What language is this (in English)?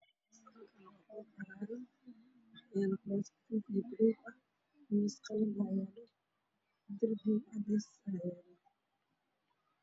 Somali